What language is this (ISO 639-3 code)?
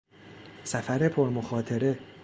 fas